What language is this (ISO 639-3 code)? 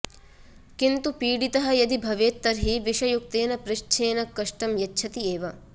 san